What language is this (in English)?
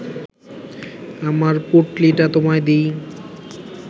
Bangla